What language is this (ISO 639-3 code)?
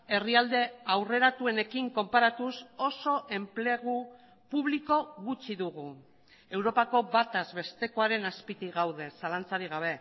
eus